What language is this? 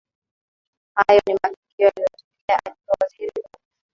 Swahili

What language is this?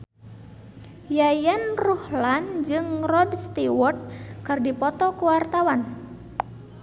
Sundanese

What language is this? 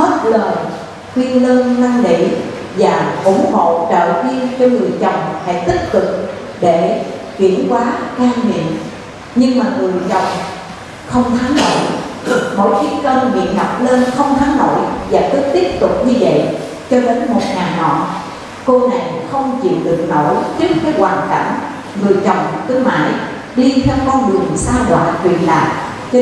Vietnamese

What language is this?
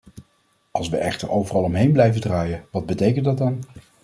Dutch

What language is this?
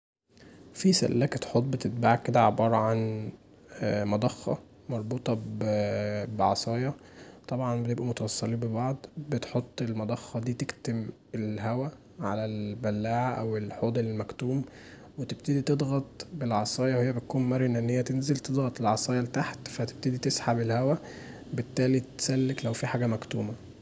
Egyptian Arabic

